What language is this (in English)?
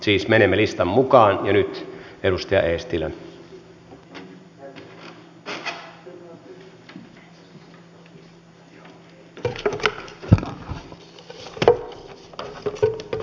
Finnish